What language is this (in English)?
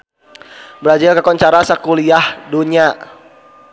Sundanese